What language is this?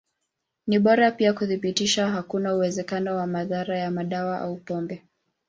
Swahili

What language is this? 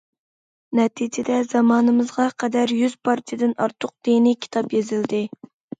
Uyghur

